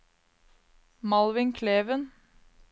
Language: Norwegian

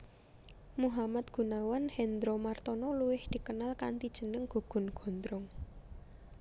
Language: Javanese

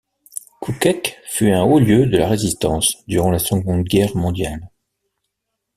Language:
French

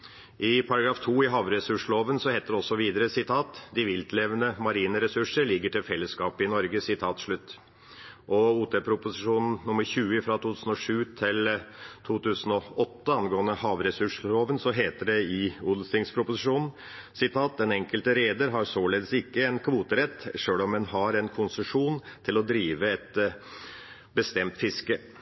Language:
Norwegian Bokmål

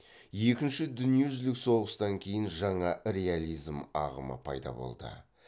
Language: Kazakh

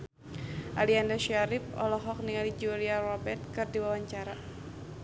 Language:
Sundanese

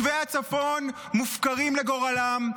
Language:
Hebrew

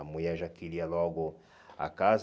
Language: Portuguese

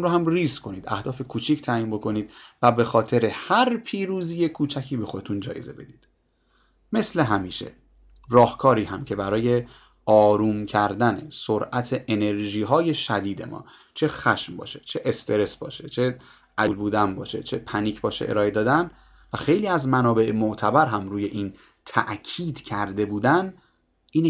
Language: Persian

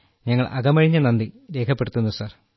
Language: Malayalam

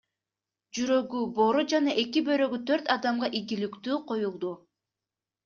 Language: Kyrgyz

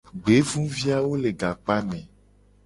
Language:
Gen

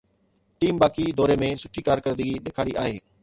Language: Sindhi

